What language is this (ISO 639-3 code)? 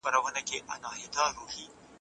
pus